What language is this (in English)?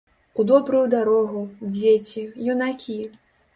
Belarusian